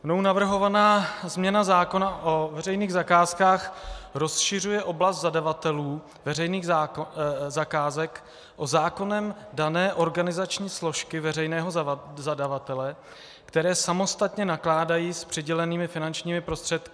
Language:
Czech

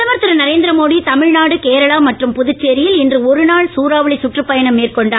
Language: Tamil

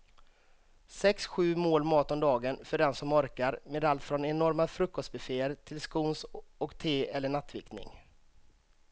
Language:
Swedish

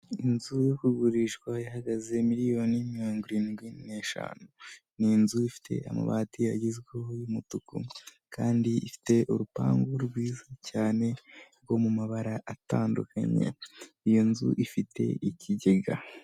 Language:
Kinyarwanda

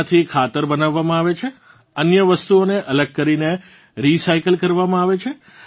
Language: Gujarati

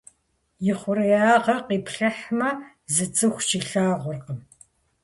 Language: Kabardian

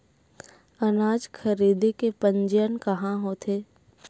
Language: Chhattisgarhi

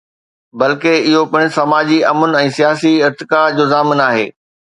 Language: Sindhi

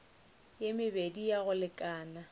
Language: Northern Sotho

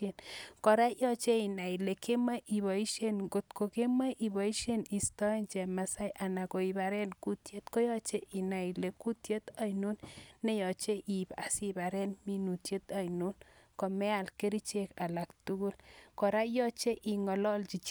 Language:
Kalenjin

